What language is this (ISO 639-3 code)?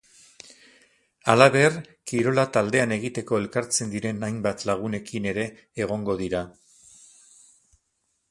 eus